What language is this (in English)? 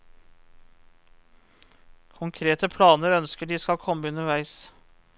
Norwegian